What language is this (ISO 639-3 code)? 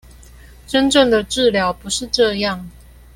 zho